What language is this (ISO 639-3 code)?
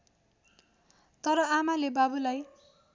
nep